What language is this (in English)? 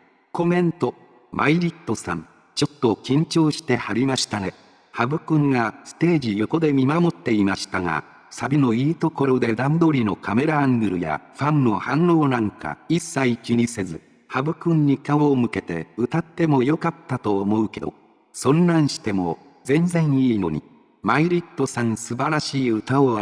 Japanese